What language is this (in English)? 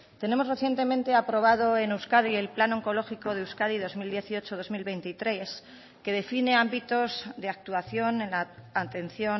Spanish